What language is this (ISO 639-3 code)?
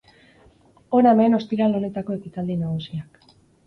eus